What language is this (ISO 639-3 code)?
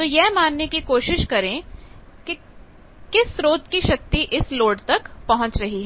hin